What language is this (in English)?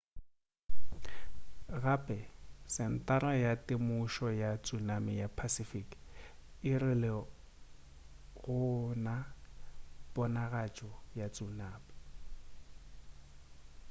Northern Sotho